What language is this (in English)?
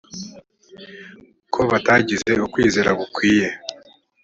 Kinyarwanda